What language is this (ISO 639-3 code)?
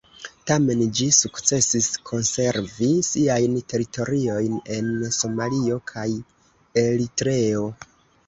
epo